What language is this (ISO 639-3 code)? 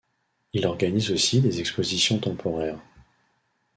fra